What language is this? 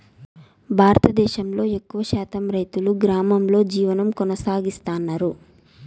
Telugu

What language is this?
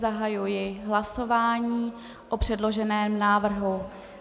Czech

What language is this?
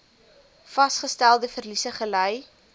Afrikaans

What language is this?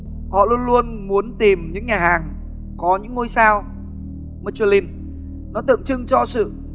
Vietnamese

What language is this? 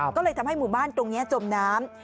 Thai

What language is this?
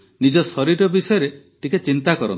Odia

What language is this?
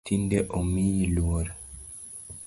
Luo (Kenya and Tanzania)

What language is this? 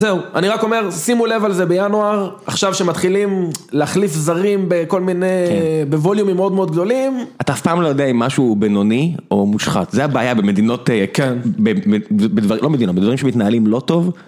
Hebrew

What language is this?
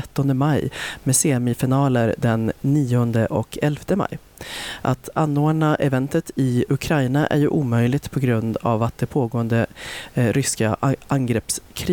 Swedish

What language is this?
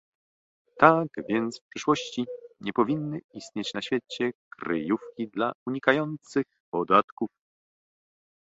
Polish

